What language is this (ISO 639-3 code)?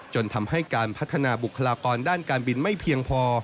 tha